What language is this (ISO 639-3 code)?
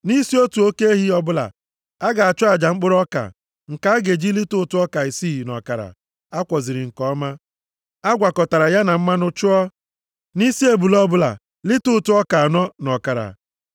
ibo